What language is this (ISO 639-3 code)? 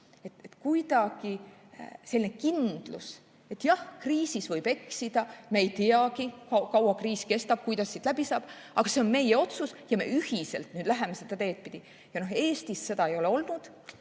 est